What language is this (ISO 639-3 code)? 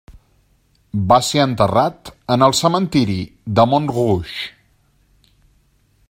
cat